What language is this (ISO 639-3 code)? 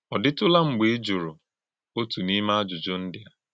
ibo